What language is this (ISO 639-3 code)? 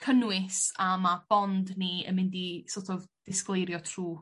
cym